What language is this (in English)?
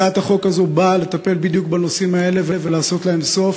Hebrew